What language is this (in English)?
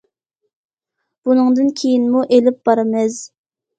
Uyghur